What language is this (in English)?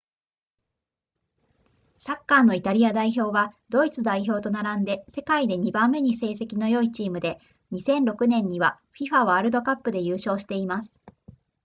Japanese